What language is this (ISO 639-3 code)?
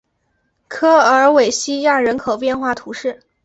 zho